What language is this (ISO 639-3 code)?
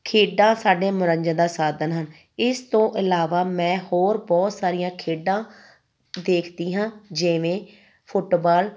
pan